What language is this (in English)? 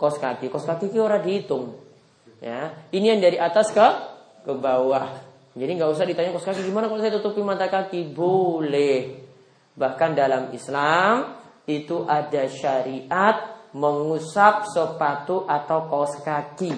Indonesian